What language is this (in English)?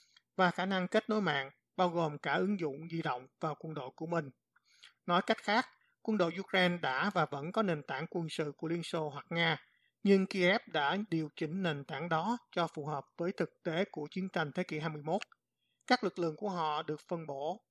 Vietnamese